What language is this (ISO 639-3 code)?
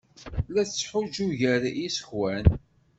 kab